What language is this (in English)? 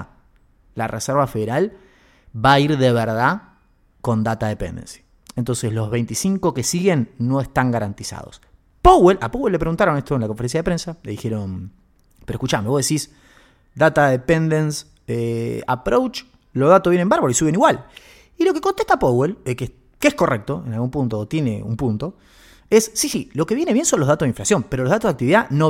Spanish